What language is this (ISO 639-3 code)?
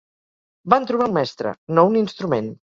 cat